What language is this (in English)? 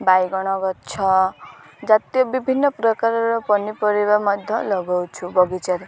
Odia